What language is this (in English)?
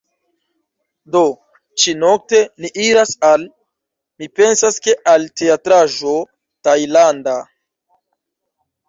Esperanto